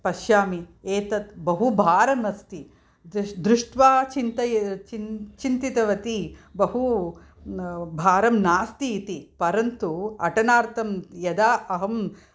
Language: Sanskrit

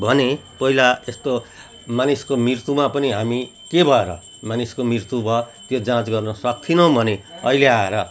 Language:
Nepali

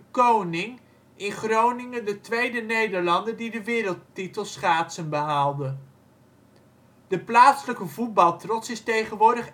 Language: Dutch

